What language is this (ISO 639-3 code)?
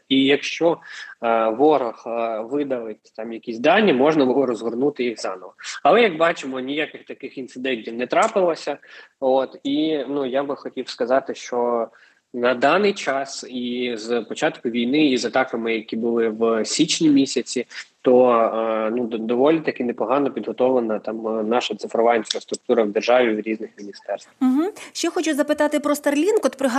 ukr